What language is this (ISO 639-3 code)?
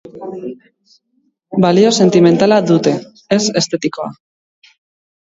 eus